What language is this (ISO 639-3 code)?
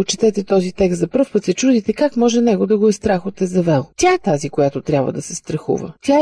bul